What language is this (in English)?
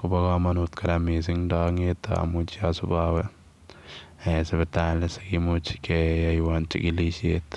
Kalenjin